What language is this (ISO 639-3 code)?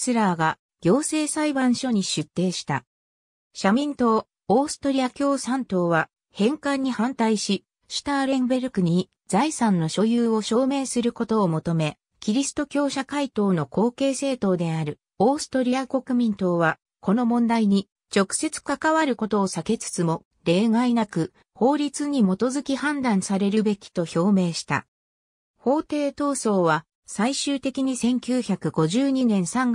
jpn